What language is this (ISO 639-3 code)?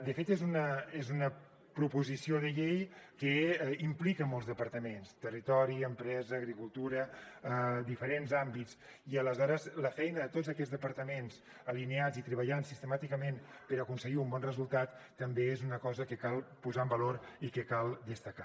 cat